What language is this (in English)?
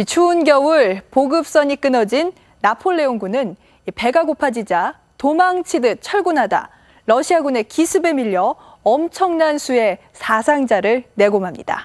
Korean